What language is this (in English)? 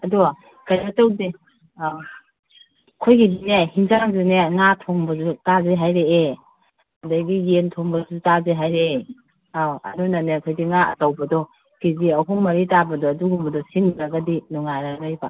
Manipuri